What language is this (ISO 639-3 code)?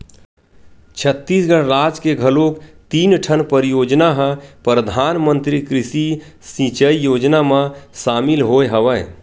hne